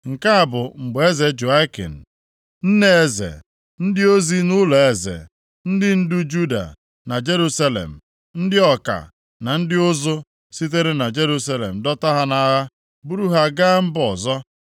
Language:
Igbo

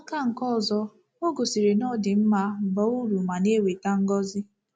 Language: Igbo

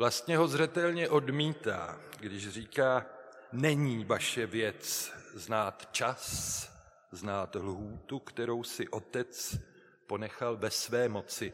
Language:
Czech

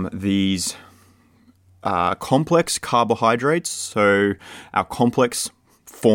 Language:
English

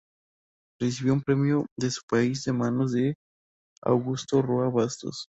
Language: Spanish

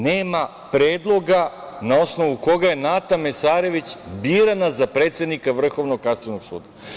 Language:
Serbian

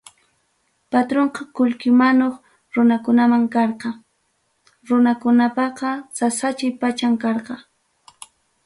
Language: Ayacucho Quechua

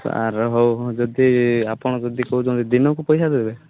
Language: Odia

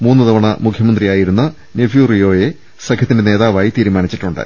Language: Malayalam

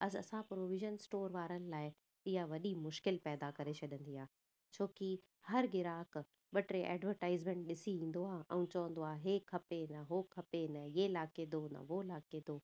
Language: Sindhi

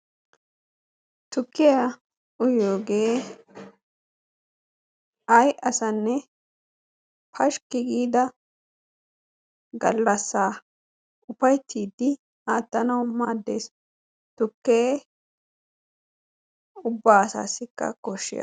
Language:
Wolaytta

